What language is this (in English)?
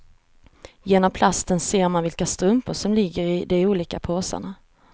Swedish